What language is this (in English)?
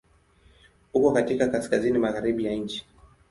Swahili